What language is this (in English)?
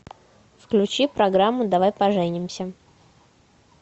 Russian